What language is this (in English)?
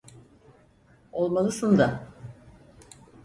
Turkish